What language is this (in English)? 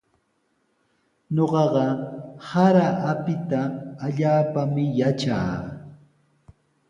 Sihuas Ancash Quechua